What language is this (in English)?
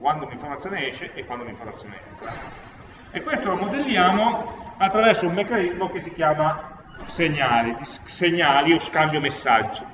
Italian